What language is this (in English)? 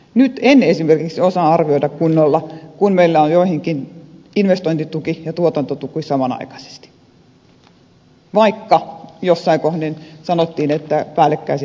Finnish